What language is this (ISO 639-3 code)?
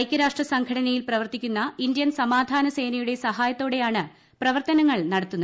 mal